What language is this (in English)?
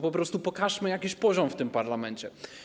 Polish